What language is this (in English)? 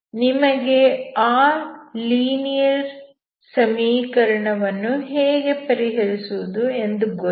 Kannada